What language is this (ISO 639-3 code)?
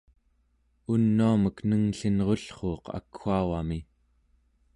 esu